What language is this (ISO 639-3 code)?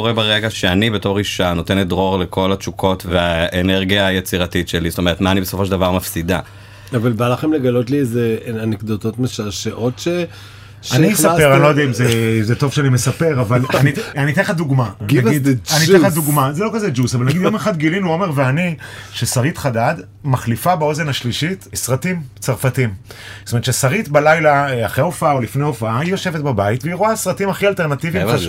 heb